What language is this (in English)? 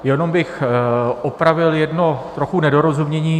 Czech